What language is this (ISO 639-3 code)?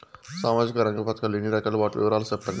tel